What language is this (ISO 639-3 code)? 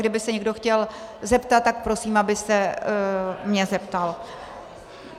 ces